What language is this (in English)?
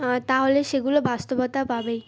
Bangla